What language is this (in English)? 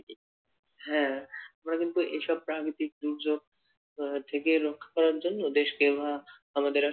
Bangla